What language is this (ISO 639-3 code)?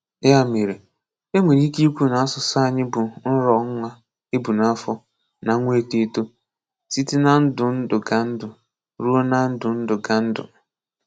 ibo